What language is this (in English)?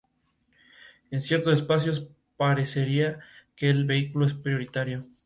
Spanish